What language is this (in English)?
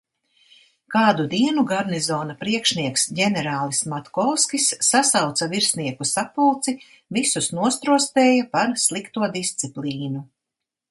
Latvian